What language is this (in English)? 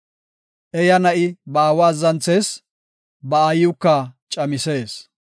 Gofa